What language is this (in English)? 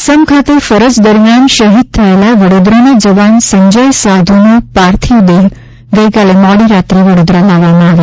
Gujarati